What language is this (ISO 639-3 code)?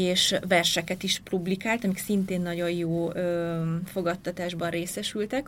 hun